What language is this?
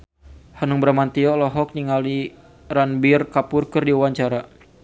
Sundanese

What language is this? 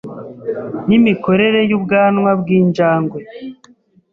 Kinyarwanda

